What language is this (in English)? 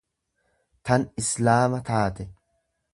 Oromo